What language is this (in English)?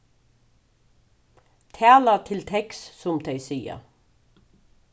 Faroese